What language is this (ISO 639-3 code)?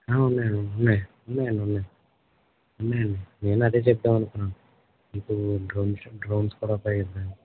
tel